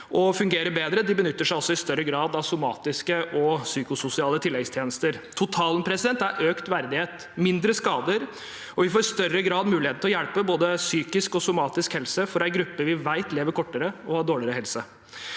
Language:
Norwegian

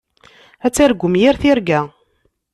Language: Kabyle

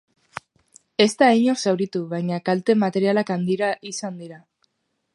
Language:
Basque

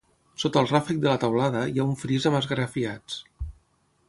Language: Catalan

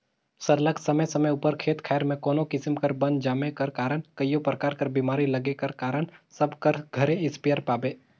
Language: Chhattisgarhi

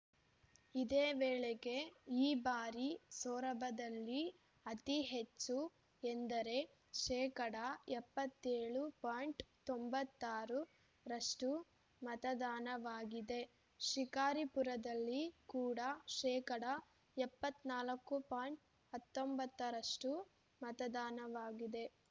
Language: Kannada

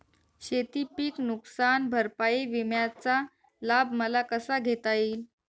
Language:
Marathi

